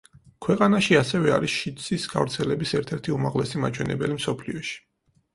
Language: Georgian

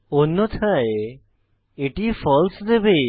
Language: Bangla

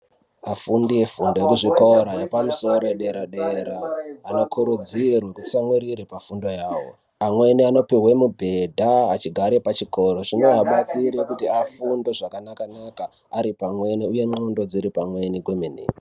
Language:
Ndau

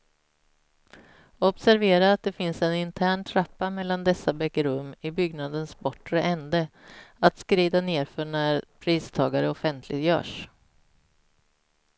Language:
Swedish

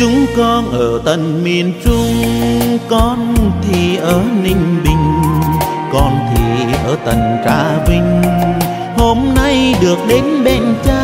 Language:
Vietnamese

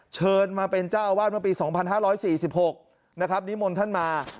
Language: Thai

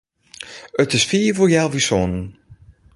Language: Western Frisian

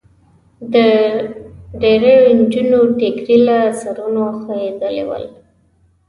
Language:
Pashto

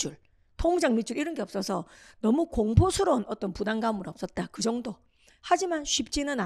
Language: Korean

